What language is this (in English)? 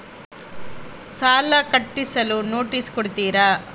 Kannada